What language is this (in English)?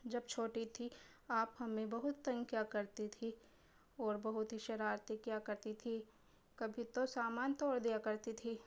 Urdu